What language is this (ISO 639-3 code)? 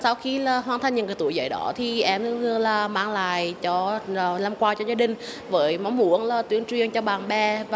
vie